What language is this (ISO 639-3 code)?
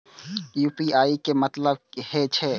mai